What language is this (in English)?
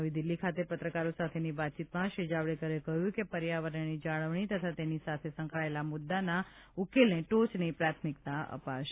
Gujarati